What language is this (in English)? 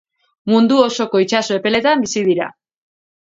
Basque